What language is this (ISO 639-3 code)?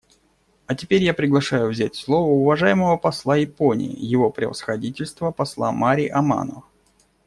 rus